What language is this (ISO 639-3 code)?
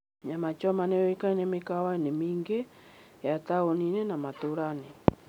kik